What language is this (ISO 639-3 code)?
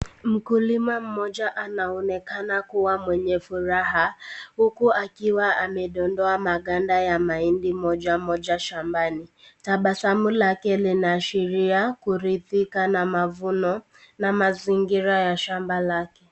swa